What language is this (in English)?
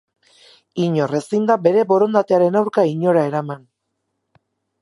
Basque